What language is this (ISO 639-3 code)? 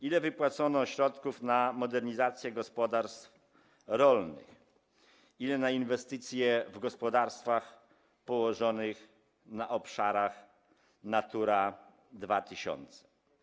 pol